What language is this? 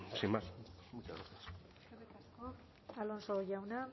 Basque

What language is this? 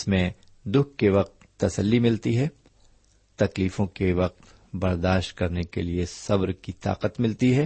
Urdu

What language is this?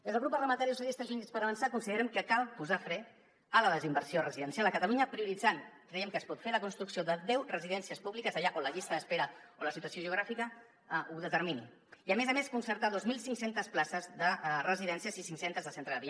Catalan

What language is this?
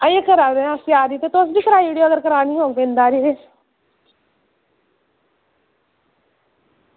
Dogri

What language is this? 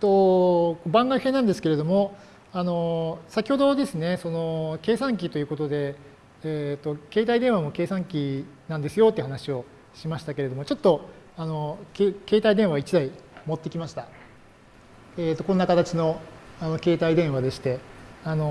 Japanese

